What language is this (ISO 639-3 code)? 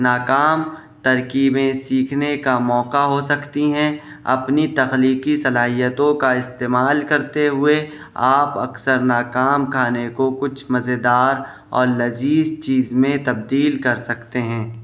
urd